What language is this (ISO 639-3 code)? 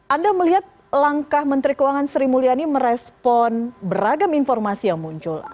ind